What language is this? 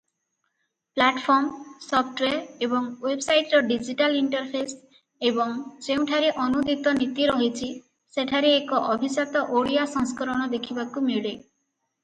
Odia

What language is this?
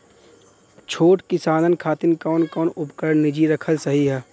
Bhojpuri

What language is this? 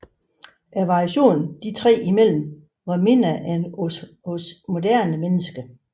Danish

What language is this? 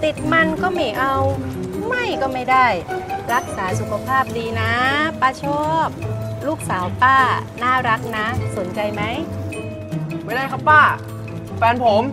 Thai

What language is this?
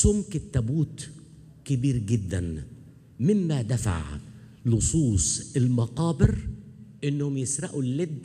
Arabic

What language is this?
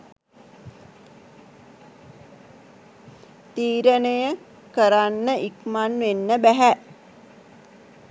Sinhala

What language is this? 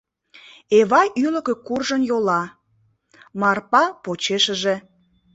Mari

